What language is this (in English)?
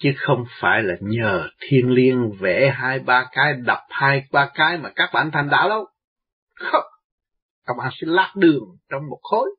Vietnamese